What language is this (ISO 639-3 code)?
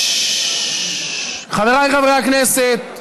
heb